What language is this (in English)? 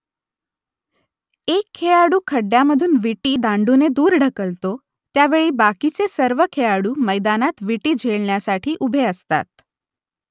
Marathi